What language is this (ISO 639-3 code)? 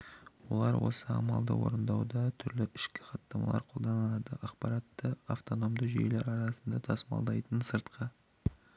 kaz